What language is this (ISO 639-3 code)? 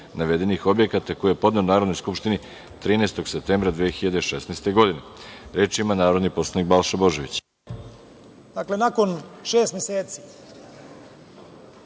srp